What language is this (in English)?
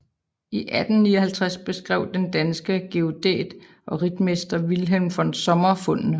Danish